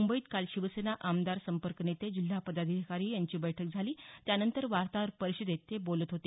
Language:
Marathi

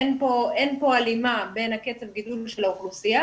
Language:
Hebrew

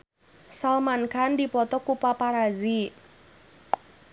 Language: Sundanese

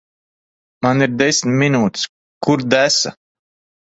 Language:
Latvian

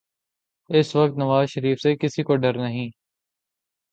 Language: Urdu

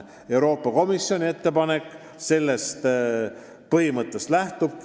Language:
Estonian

